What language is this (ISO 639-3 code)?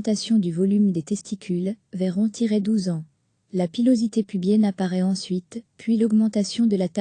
fra